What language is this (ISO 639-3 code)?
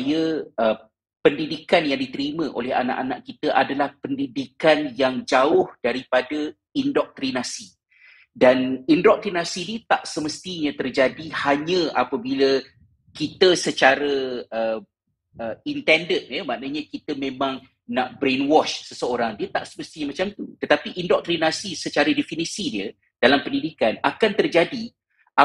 msa